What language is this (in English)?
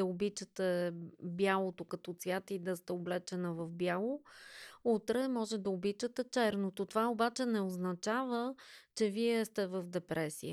Bulgarian